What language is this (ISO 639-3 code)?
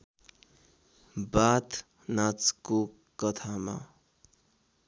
nep